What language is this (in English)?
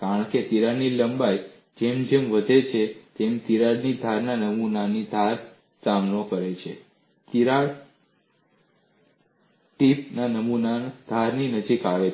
Gujarati